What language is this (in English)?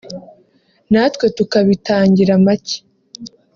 Kinyarwanda